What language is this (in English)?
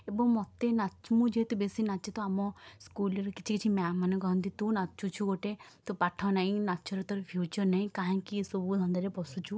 Odia